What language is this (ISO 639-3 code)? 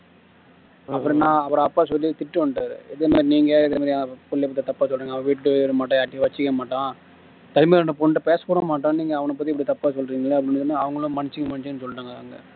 tam